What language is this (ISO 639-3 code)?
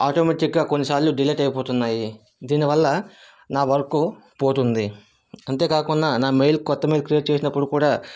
tel